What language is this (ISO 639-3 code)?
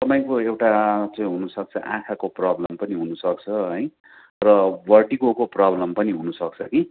nep